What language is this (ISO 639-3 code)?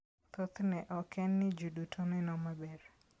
luo